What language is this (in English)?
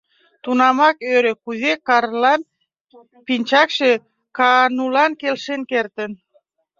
Mari